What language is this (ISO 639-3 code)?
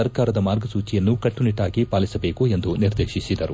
kan